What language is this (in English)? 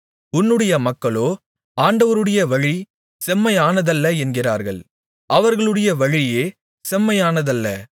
Tamil